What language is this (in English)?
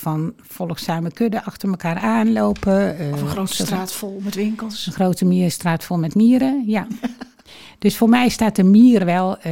Dutch